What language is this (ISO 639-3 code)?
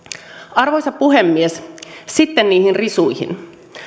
fin